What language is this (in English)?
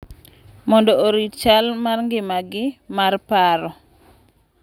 Luo (Kenya and Tanzania)